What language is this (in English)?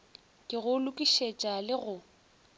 Northern Sotho